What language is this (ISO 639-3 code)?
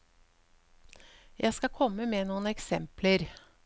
nor